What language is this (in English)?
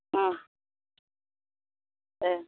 Bodo